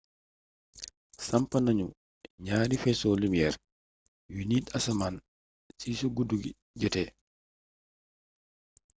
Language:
Wolof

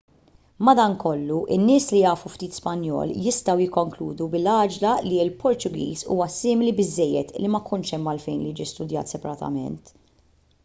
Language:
Maltese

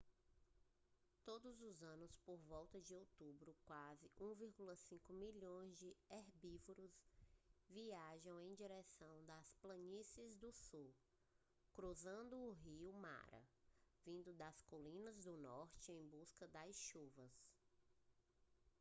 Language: Portuguese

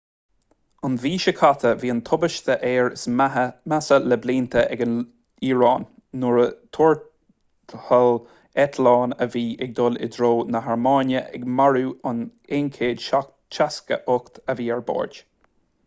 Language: Irish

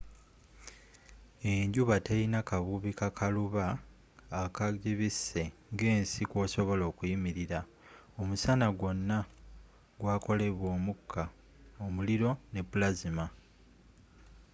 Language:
Ganda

